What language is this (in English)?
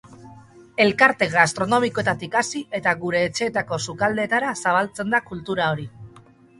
Basque